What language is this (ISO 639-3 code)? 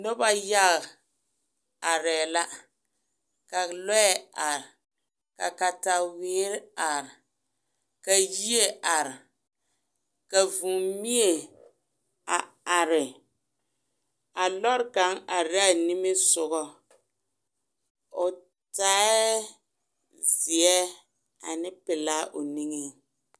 dga